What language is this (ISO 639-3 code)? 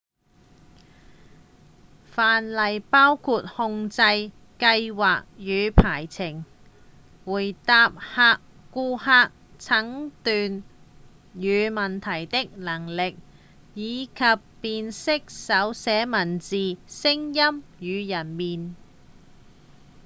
yue